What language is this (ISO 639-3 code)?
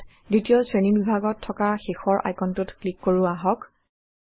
asm